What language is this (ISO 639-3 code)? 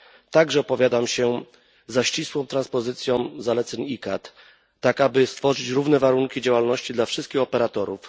pol